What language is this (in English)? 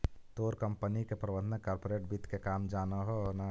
Magahi